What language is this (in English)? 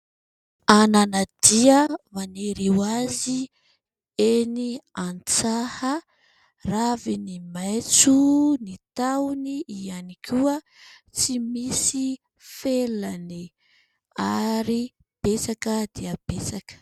Malagasy